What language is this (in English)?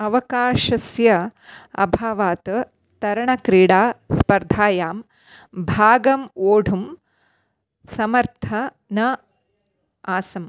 Sanskrit